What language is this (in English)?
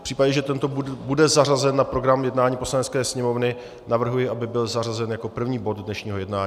Czech